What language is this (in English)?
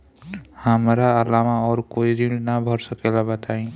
Bhojpuri